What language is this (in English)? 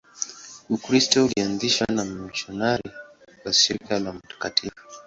Swahili